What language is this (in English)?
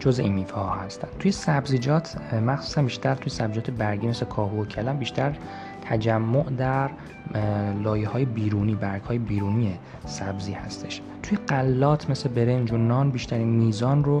Persian